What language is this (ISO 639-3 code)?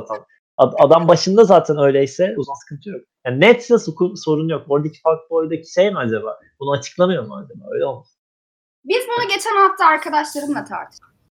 tur